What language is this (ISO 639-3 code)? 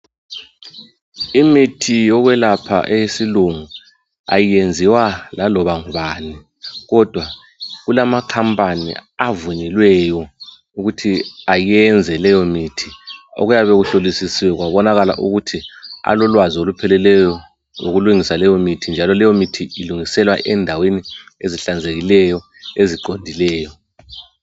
nde